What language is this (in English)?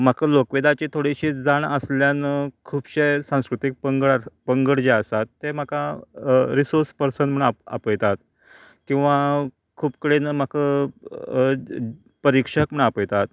Konkani